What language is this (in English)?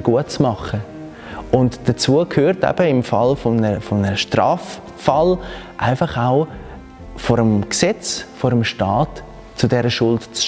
German